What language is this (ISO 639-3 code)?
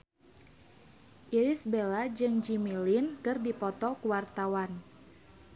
sun